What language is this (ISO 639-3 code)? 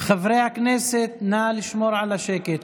heb